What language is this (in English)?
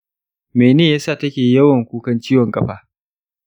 Hausa